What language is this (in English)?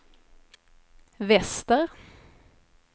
Swedish